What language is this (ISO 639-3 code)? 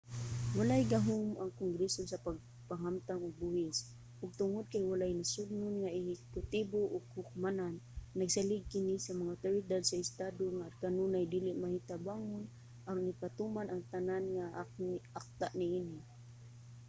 ceb